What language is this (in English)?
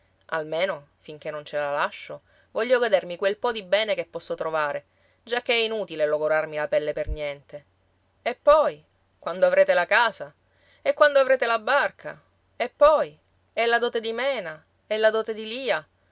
Italian